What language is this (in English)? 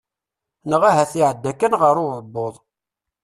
Kabyle